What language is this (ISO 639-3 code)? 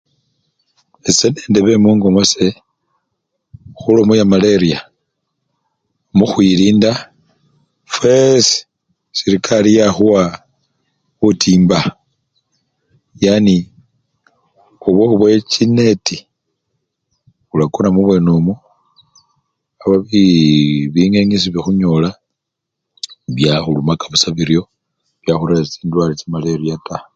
luy